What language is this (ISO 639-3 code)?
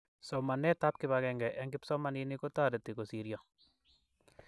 kln